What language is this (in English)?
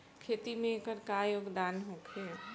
Bhojpuri